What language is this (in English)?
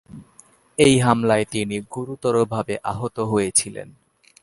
Bangla